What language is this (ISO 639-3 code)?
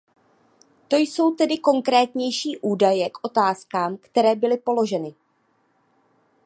ces